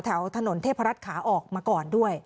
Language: Thai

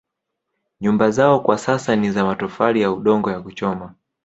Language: Swahili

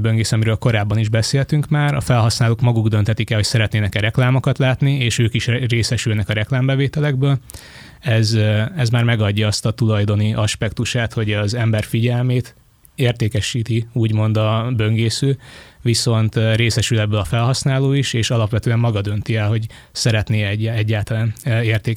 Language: Hungarian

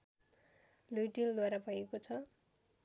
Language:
Nepali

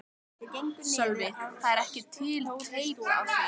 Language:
Icelandic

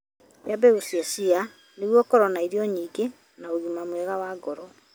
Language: Kikuyu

